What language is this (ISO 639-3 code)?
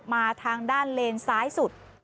tha